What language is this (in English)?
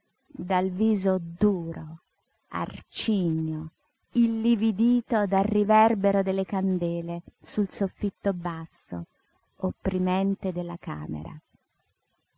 Italian